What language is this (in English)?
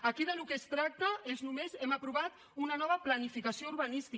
Catalan